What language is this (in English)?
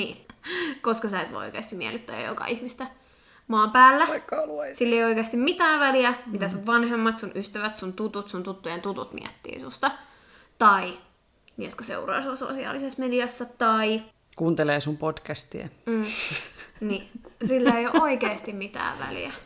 Finnish